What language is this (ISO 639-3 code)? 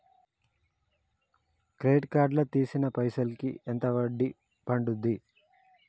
tel